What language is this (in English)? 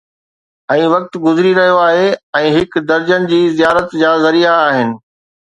Sindhi